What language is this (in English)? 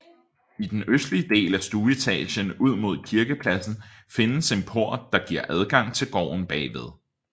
Danish